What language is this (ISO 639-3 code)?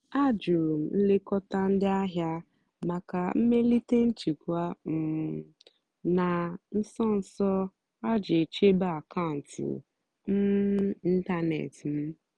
ibo